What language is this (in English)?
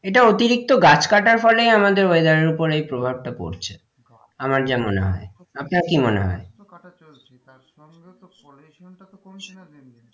Bangla